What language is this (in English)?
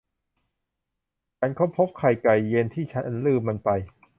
Thai